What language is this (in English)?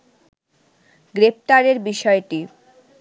Bangla